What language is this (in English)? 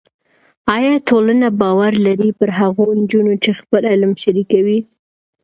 Pashto